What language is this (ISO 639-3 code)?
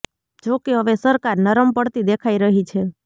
guj